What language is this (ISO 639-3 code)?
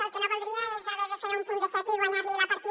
cat